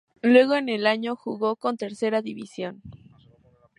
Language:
Spanish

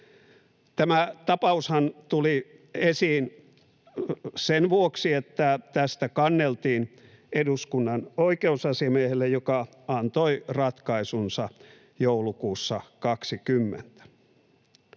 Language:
Finnish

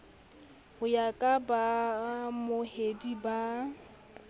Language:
Southern Sotho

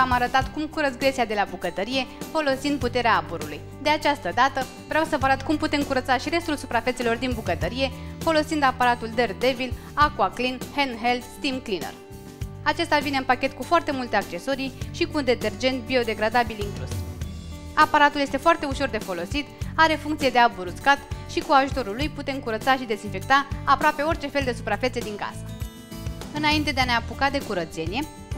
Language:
Romanian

